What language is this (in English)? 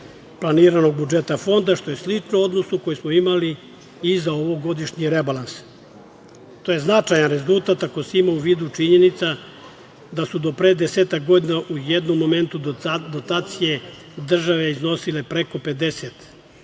Serbian